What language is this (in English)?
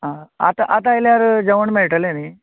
Konkani